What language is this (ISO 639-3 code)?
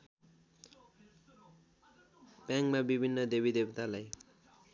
nep